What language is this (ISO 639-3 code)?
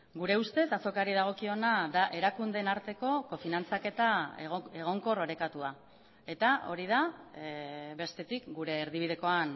eus